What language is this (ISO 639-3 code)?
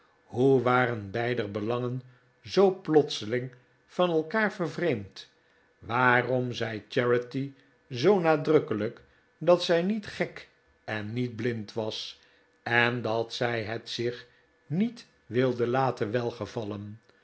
nld